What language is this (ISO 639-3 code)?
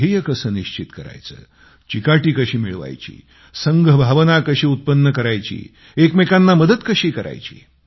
mar